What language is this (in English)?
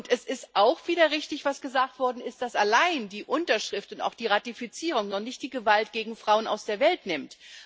German